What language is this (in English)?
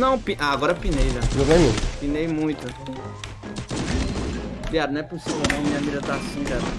Portuguese